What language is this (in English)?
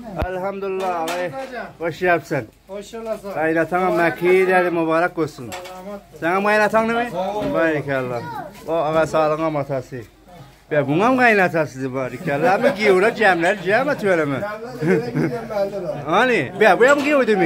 Turkish